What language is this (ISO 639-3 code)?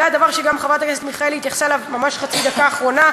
heb